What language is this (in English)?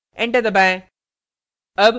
Hindi